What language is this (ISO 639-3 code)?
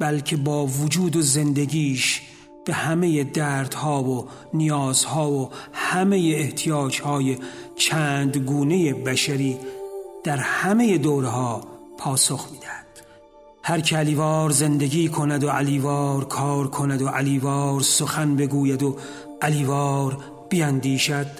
fas